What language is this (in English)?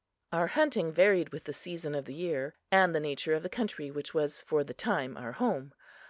English